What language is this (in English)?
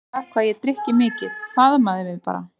Icelandic